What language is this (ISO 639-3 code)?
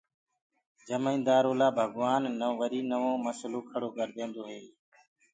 ggg